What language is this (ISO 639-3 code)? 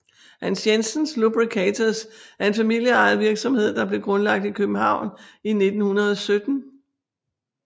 dan